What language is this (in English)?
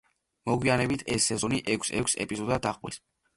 Georgian